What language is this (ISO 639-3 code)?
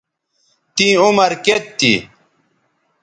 btv